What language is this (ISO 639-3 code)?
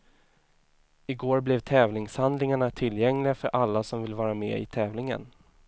swe